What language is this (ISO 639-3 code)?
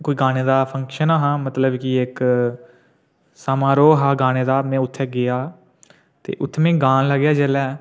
doi